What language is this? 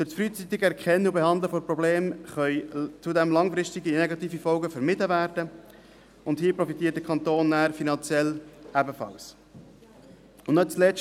Swiss German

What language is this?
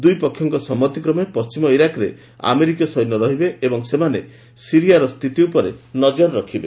Odia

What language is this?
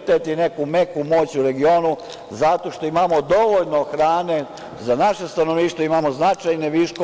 Serbian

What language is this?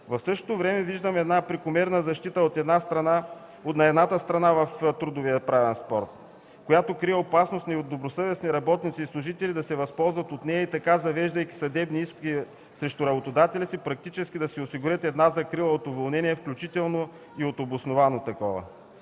Bulgarian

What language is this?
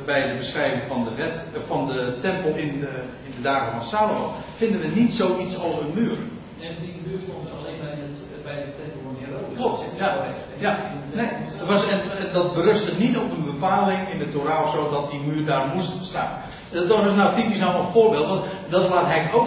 Dutch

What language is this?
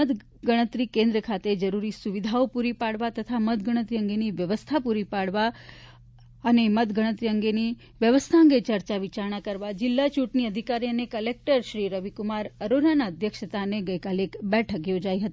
Gujarati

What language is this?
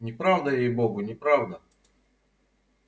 Russian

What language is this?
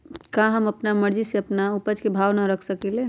Magahi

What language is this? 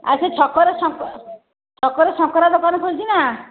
Odia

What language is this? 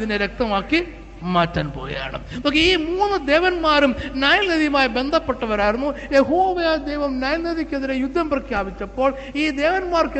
Malayalam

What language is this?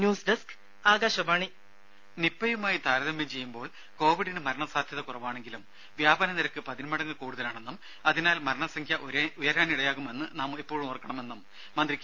Malayalam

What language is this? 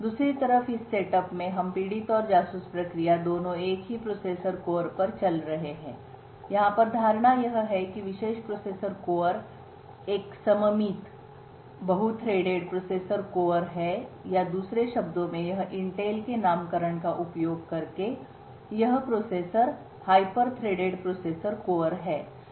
Hindi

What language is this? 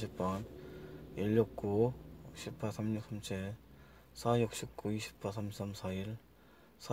Korean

